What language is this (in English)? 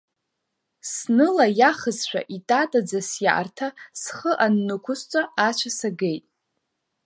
Abkhazian